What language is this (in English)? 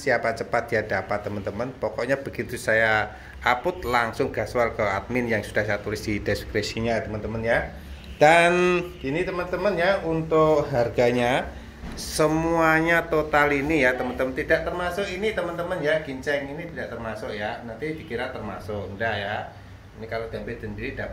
Indonesian